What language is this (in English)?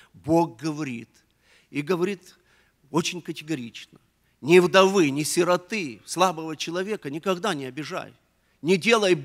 Russian